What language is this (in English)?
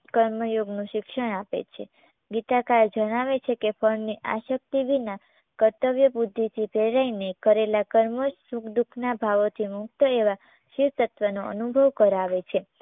Gujarati